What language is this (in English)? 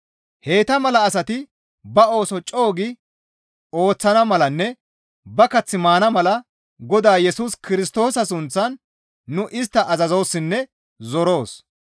Gamo